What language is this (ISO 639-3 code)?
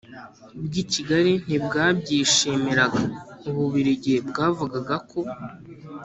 kin